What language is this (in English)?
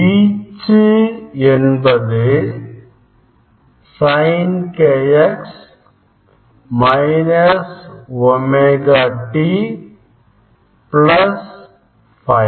Tamil